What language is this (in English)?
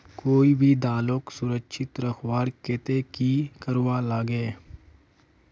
Magahi